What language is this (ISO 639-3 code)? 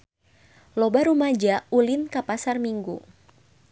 sun